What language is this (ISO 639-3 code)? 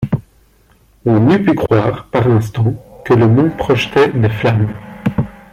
fra